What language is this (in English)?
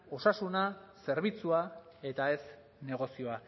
Basque